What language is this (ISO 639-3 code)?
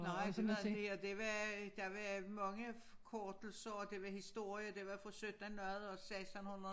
dan